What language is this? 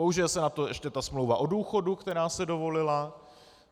Czech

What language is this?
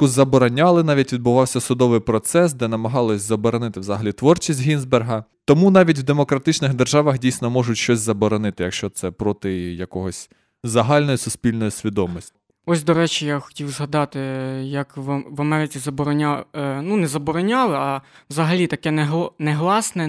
Ukrainian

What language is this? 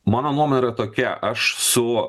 Lithuanian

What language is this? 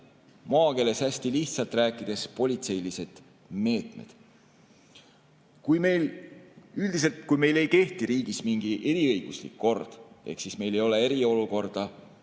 Estonian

